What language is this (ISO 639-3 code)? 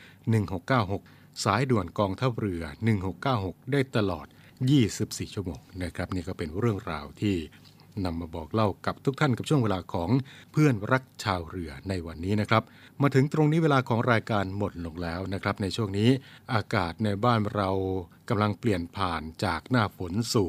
tha